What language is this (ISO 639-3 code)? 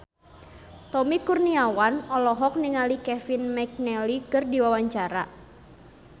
sun